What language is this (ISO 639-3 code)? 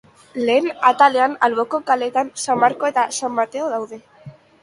eus